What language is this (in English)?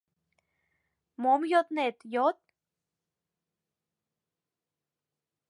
Mari